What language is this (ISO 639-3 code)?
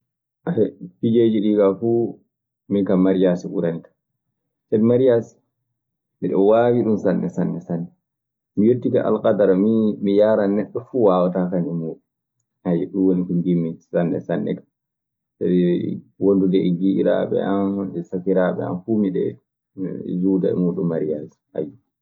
ffm